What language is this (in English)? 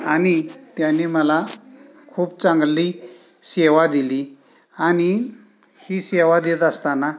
Marathi